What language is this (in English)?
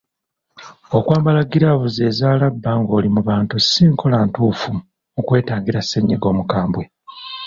Ganda